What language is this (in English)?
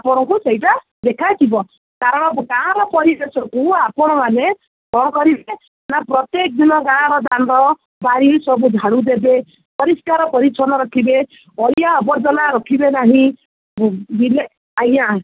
Odia